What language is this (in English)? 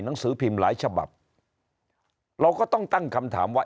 Thai